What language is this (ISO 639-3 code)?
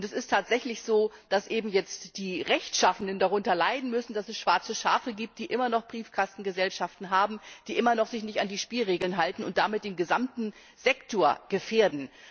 deu